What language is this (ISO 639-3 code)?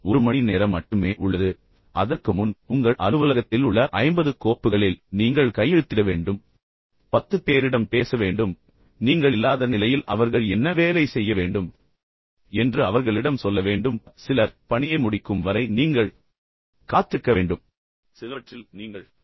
tam